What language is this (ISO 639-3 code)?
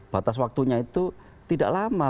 ind